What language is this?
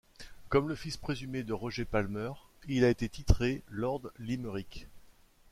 French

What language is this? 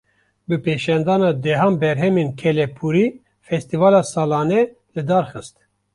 Kurdish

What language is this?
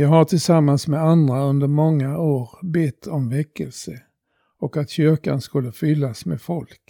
Swedish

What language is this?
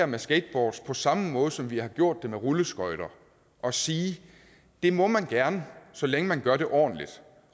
Danish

